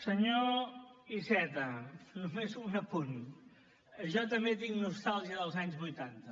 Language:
Catalan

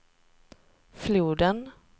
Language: Swedish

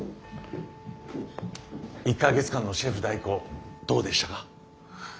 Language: Japanese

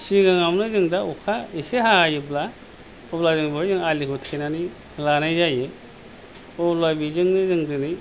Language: Bodo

